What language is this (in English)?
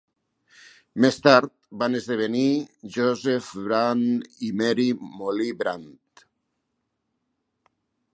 Catalan